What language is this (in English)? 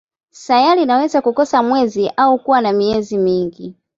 Swahili